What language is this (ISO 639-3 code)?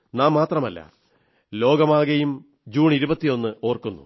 mal